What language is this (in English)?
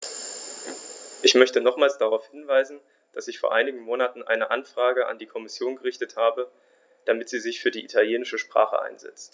German